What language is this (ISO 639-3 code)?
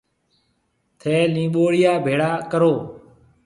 mve